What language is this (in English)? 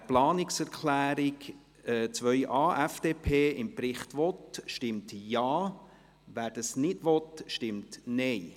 Swiss German